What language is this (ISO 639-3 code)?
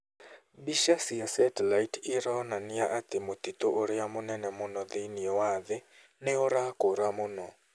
kik